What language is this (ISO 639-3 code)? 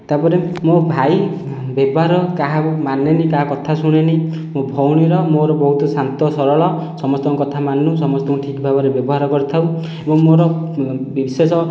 ori